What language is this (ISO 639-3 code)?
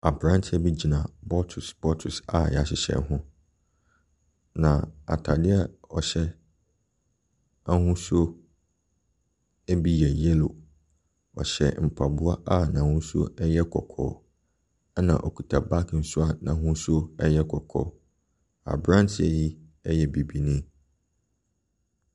aka